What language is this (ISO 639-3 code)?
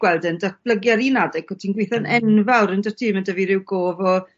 cym